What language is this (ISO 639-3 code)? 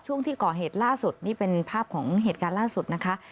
tha